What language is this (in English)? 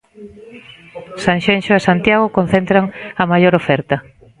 Galician